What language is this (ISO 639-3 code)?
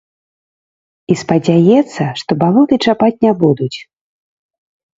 bel